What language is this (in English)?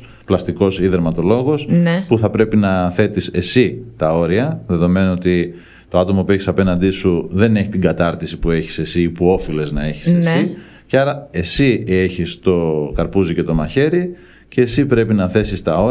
Greek